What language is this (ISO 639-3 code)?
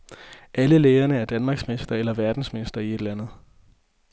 dan